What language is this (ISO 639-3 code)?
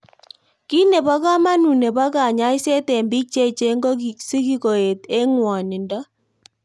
kln